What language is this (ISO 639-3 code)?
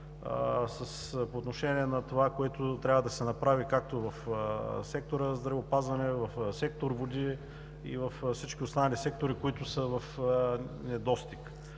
bul